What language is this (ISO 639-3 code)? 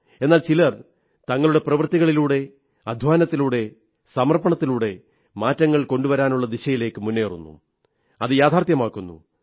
mal